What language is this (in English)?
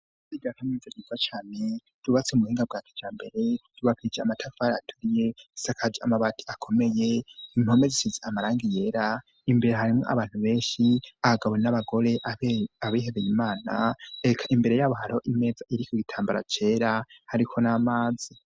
Rundi